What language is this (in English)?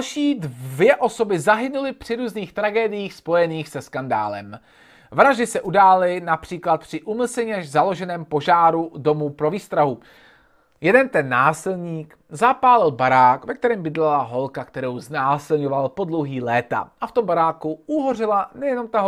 Czech